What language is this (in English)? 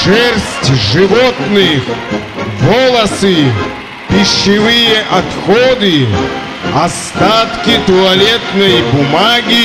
Russian